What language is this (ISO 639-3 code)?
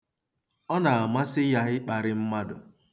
ibo